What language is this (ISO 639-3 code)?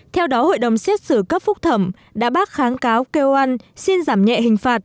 vie